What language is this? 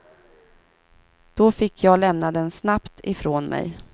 Swedish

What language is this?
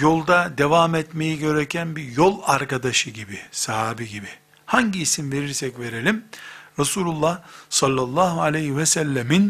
Turkish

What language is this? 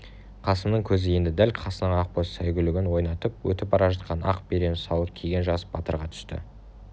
Kazakh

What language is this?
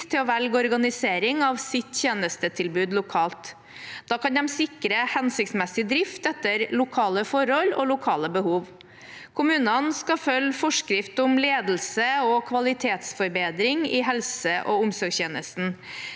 Norwegian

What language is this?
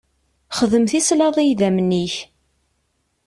Kabyle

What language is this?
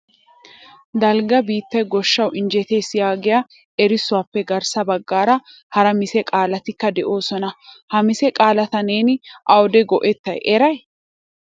Wolaytta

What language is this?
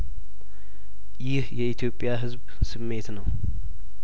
Amharic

